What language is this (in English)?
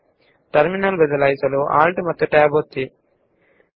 Kannada